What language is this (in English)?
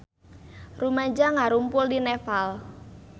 Sundanese